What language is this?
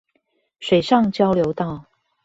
Chinese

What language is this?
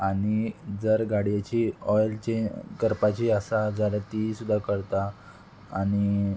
Konkani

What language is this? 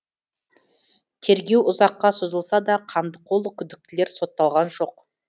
Kazakh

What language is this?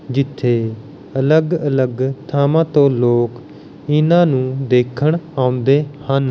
Punjabi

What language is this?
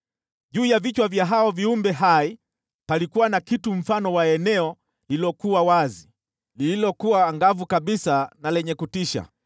Swahili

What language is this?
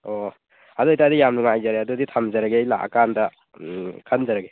Manipuri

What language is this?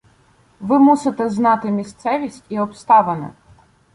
Ukrainian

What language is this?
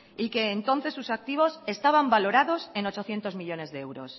Spanish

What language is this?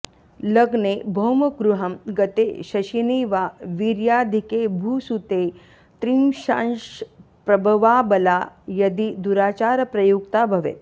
Sanskrit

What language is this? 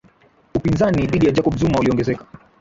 Swahili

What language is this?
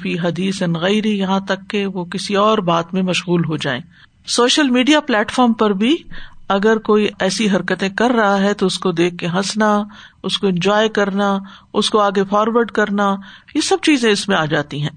Urdu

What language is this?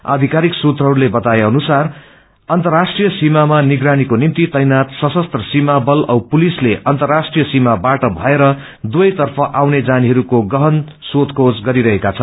Nepali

